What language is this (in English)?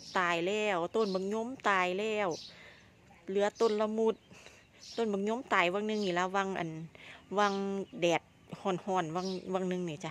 Thai